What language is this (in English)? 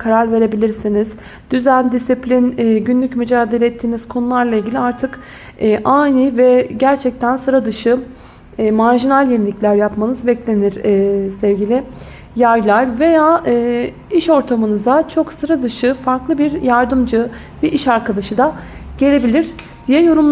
Turkish